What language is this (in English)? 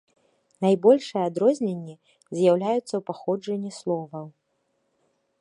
Belarusian